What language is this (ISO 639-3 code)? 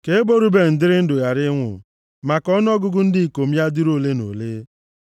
ibo